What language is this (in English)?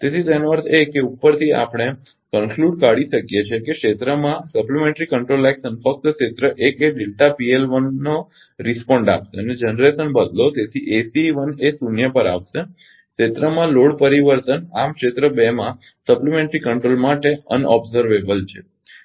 Gujarati